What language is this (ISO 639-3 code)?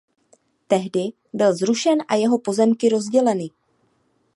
ces